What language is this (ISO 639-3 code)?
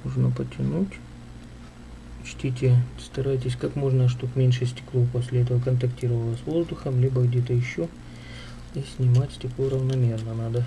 rus